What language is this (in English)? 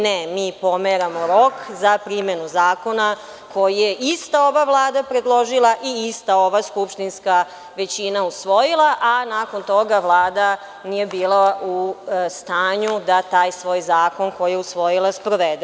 Serbian